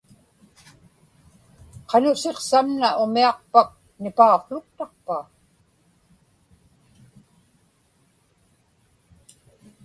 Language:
Inupiaq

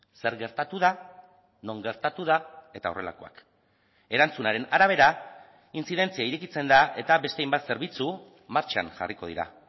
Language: Basque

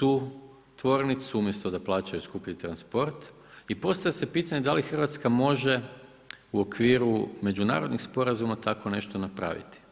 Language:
Croatian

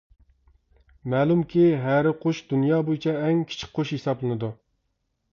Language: Uyghur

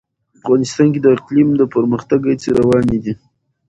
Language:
Pashto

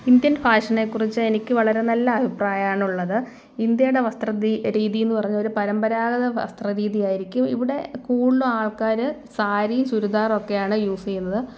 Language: Malayalam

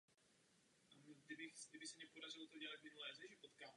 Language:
Czech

